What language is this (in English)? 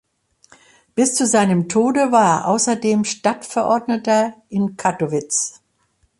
German